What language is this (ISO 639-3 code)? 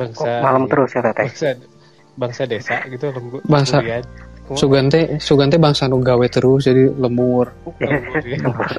ind